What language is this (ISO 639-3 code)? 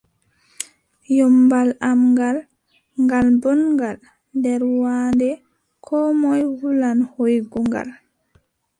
fub